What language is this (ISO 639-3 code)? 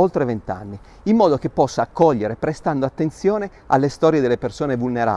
ita